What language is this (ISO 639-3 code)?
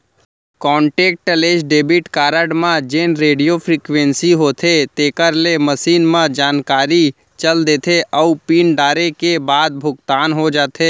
hne